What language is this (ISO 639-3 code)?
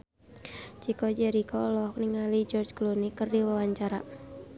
sun